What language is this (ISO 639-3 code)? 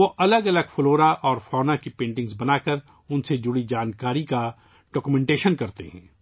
urd